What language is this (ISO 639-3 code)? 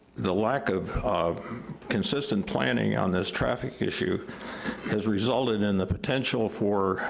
eng